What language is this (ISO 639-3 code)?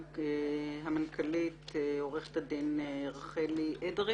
heb